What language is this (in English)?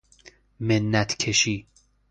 Persian